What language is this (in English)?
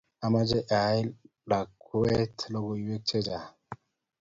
Kalenjin